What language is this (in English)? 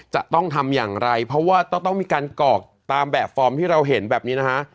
Thai